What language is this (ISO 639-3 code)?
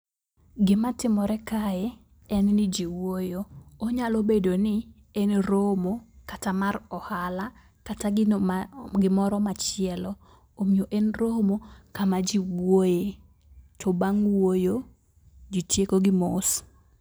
luo